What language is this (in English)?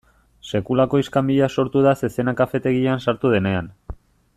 Basque